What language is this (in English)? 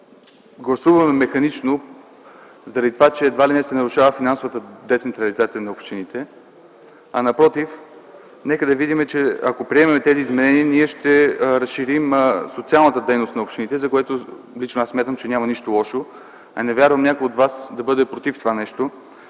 Bulgarian